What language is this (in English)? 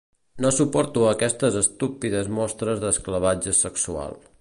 Catalan